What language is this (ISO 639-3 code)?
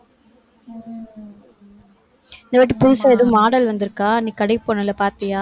tam